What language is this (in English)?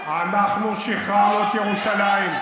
Hebrew